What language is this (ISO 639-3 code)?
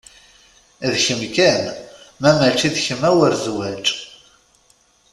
kab